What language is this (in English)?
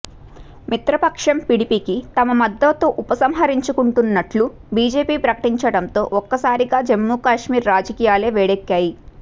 Telugu